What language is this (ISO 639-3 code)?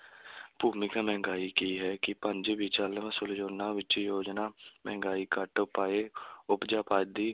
pan